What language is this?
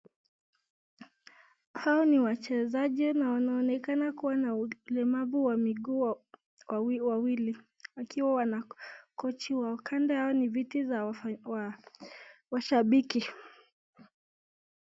Swahili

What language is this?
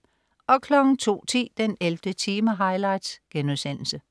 Danish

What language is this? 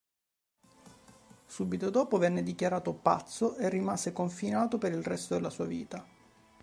Italian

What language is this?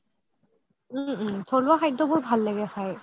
Assamese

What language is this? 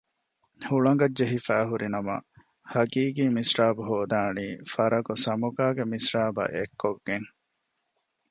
Divehi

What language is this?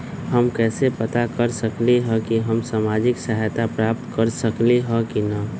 Magahi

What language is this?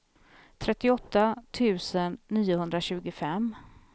Swedish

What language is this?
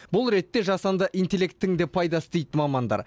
Kazakh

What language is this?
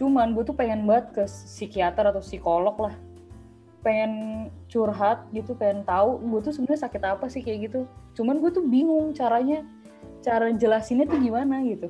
Indonesian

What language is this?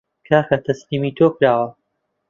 Central Kurdish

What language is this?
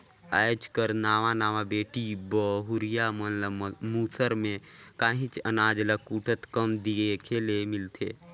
Chhattisgarhi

